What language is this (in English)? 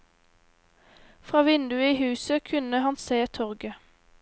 Norwegian